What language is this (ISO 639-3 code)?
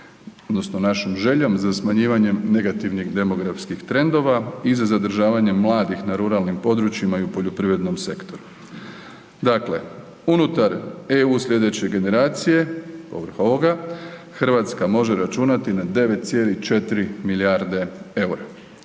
hrv